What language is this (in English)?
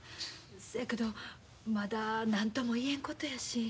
Japanese